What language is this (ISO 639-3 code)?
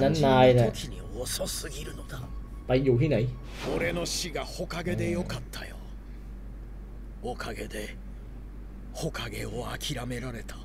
tha